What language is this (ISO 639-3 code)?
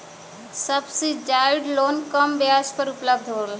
bho